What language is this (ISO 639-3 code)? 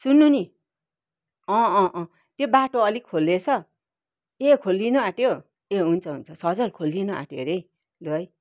nep